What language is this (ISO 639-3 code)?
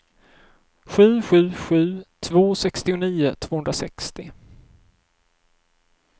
swe